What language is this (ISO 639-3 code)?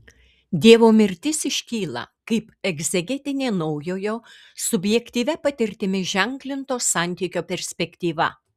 lit